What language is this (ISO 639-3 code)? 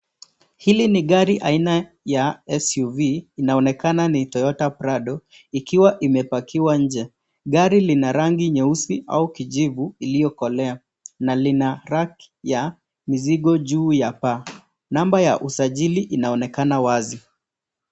swa